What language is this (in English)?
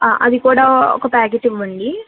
Telugu